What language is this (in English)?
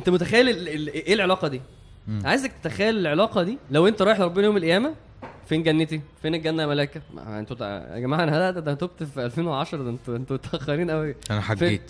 Arabic